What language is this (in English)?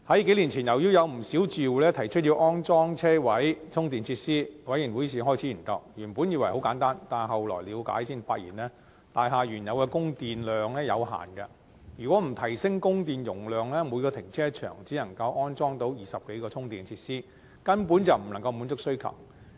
Cantonese